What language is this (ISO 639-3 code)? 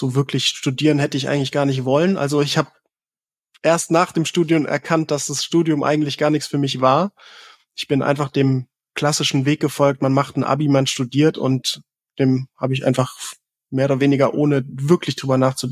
deu